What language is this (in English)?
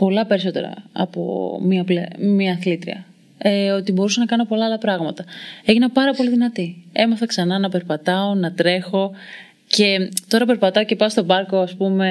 Greek